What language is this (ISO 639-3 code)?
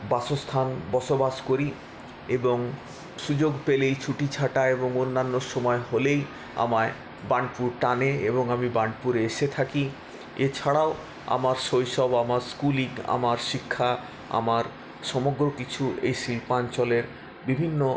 ben